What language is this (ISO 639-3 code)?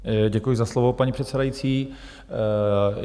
ces